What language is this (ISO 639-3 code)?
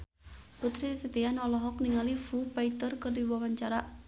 sun